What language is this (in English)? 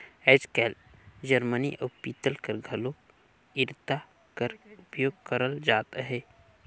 Chhattisgarhi